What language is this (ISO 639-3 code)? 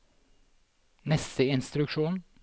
nor